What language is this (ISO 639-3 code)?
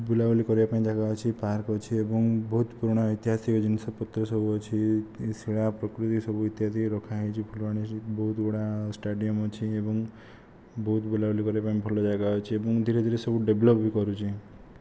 ori